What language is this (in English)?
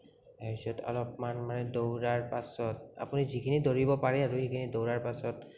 Assamese